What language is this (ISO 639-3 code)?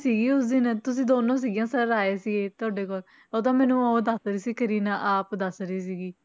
pan